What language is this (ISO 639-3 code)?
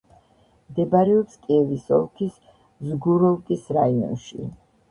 kat